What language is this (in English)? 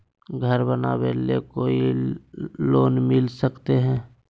Magahi